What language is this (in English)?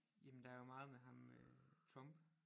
Danish